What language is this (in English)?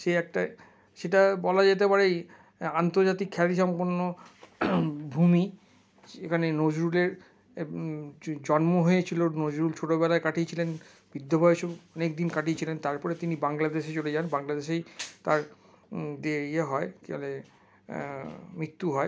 Bangla